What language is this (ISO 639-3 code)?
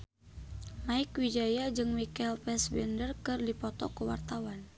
sun